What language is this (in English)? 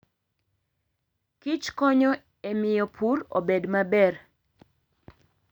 Luo (Kenya and Tanzania)